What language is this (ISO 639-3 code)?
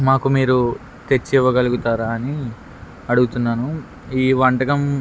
tel